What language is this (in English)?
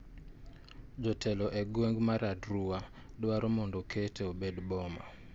Luo (Kenya and Tanzania)